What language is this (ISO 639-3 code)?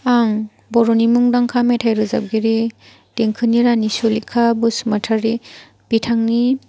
brx